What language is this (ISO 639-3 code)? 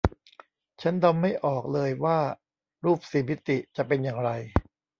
tha